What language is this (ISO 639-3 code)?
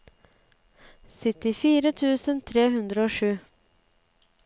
nor